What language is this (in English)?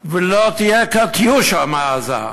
Hebrew